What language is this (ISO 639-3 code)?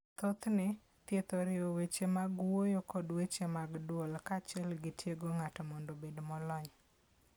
luo